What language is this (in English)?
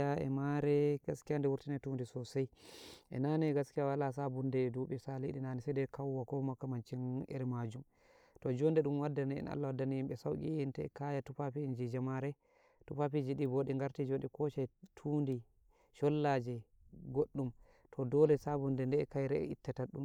Nigerian Fulfulde